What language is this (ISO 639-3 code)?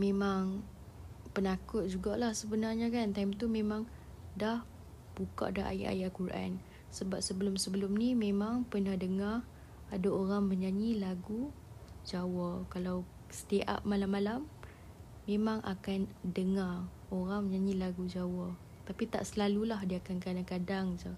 msa